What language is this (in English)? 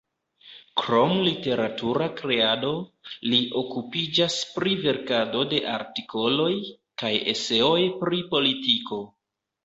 Esperanto